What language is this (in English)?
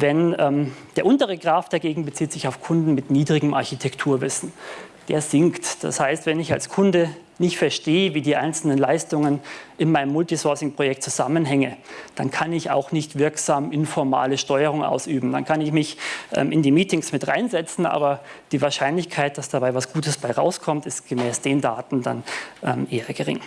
German